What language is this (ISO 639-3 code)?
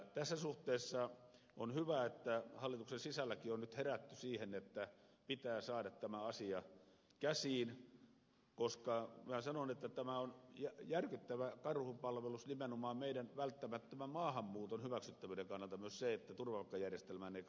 fin